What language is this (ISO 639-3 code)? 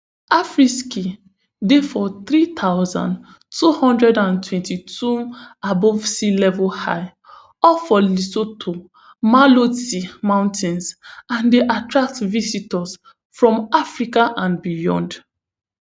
pcm